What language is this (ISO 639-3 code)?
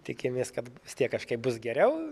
lit